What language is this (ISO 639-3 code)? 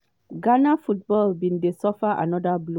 pcm